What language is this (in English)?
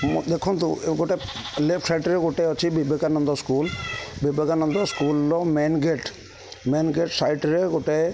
Odia